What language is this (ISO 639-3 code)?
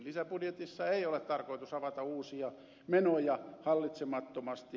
fin